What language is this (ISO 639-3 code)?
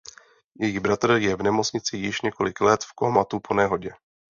ces